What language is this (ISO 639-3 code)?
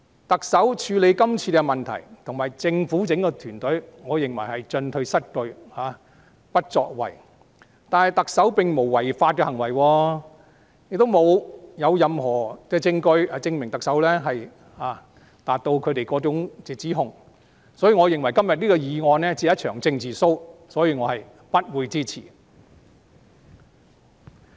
yue